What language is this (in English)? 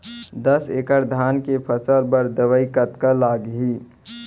Chhattisgarhi